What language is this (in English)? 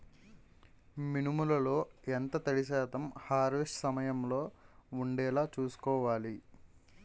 Telugu